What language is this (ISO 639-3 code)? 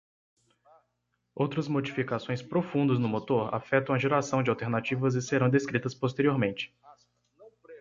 por